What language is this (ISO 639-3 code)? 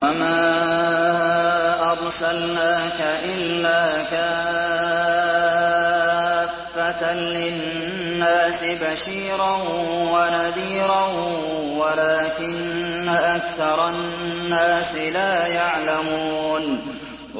ara